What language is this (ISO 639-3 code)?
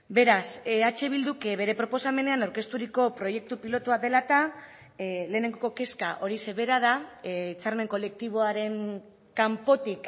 eus